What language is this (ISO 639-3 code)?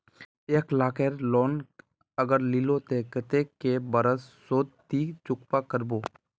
mag